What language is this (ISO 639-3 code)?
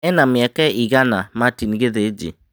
kik